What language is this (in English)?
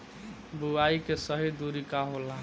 Bhojpuri